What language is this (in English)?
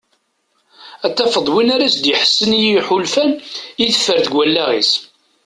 Kabyle